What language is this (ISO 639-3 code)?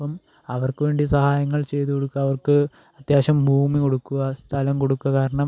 mal